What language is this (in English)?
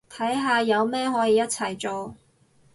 Cantonese